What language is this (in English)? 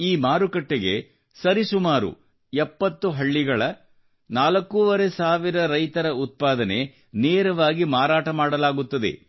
Kannada